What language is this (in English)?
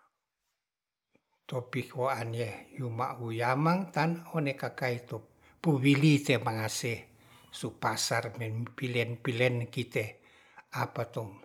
Ratahan